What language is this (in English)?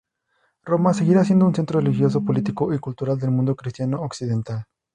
Spanish